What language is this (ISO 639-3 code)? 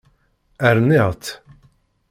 kab